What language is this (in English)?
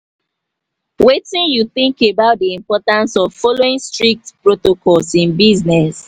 Nigerian Pidgin